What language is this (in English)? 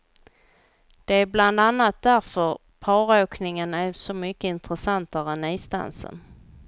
Swedish